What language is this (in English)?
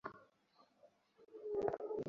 Bangla